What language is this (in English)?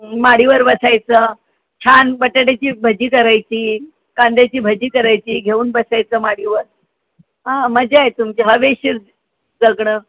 Marathi